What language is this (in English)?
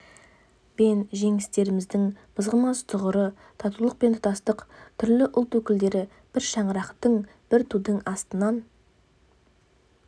Kazakh